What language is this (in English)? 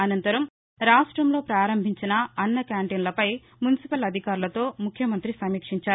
Telugu